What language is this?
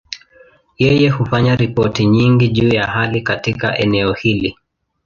Swahili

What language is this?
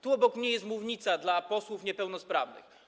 Polish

